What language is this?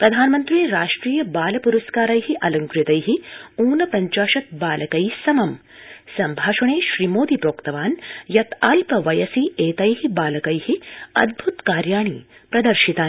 Sanskrit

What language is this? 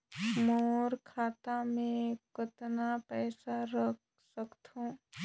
Chhattisgarhi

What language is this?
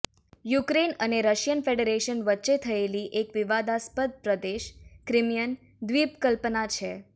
Gujarati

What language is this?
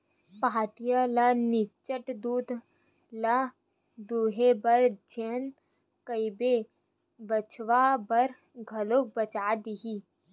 Chhattisgarhi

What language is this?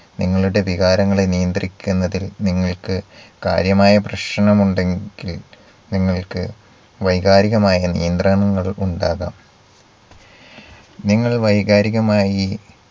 Malayalam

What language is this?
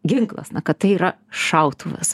Lithuanian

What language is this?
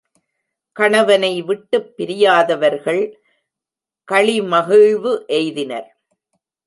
Tamil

